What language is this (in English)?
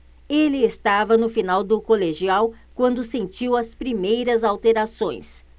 Portuguese